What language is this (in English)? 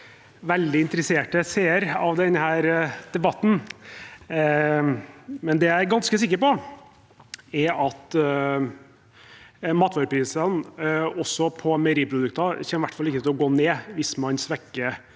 Norwegian